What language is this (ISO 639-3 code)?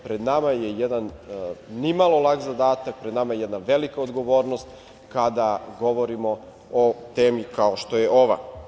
srp